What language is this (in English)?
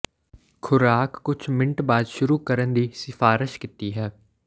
Punjabi